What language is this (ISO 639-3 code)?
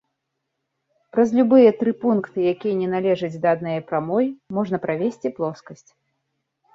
bel